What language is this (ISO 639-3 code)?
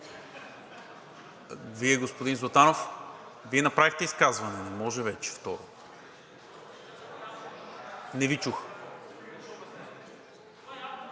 bul